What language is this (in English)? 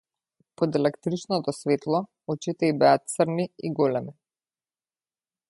Macedonian